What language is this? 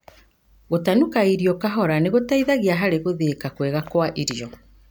Kikuyu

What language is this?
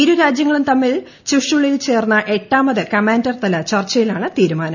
Malayalam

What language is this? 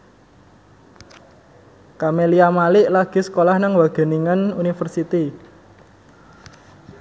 Javanese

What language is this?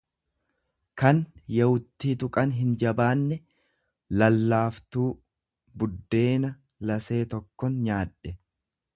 Oromo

